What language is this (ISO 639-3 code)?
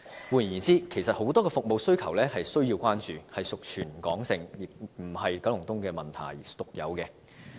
yue